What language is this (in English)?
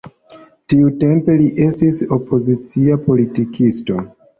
Esperanto